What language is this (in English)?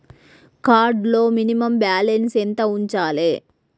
Telugu